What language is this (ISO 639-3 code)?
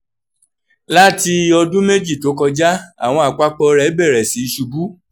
yor